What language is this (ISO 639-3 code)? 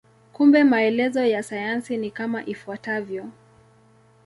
swa